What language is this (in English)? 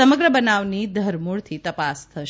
Gujarati